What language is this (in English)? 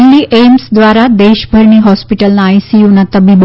Gujarati